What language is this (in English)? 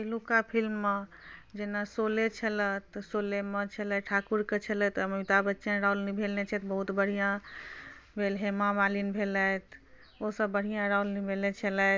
Maithili